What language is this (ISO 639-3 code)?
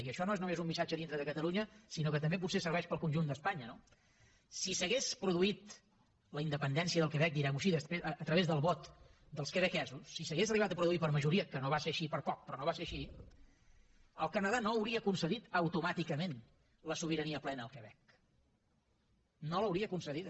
cat